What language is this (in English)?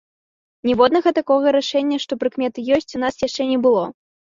Belarusian